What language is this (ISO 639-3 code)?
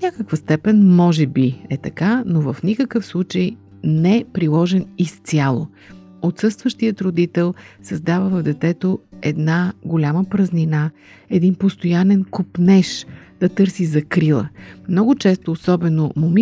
bul